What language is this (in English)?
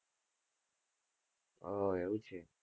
Gujarati